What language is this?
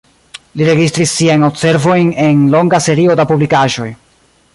Esperanto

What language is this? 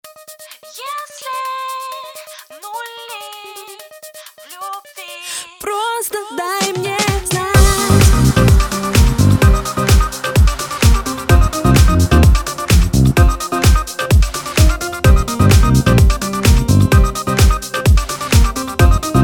Russian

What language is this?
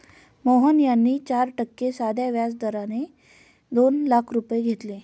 Marathi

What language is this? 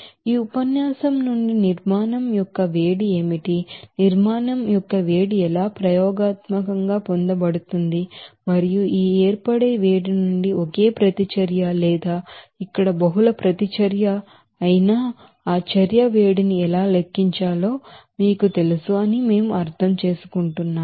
Telugu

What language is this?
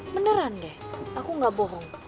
Indonesian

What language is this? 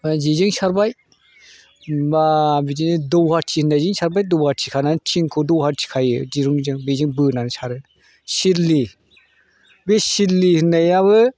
Bodo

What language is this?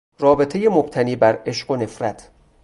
Persian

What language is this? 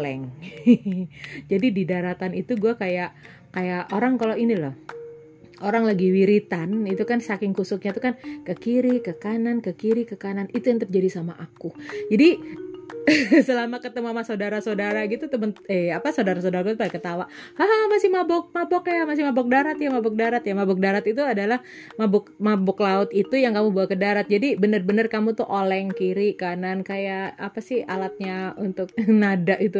Indonesian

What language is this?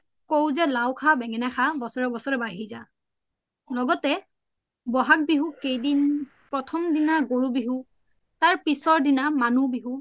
Assamese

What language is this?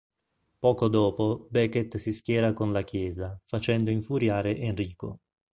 Italian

